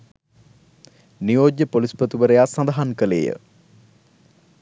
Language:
Sinhala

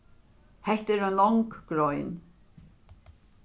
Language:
Faroese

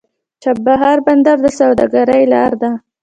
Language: Pashto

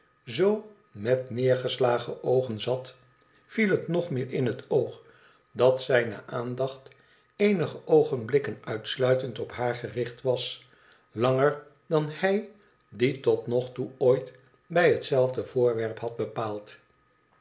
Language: Dutch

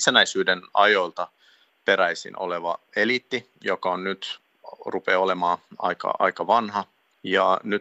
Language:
Finnish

